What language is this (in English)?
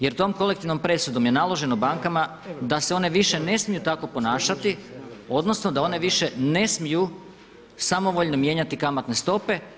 Croatian